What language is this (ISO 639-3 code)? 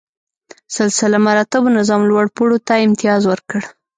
pus